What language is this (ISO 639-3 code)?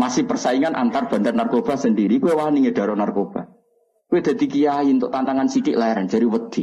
ind